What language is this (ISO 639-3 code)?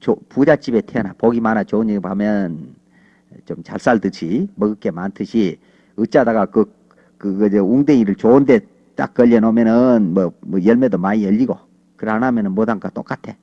kor